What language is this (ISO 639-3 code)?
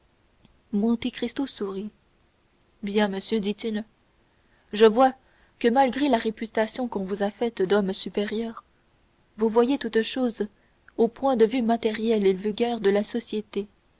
fra